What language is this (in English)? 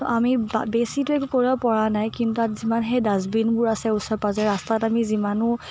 Assamese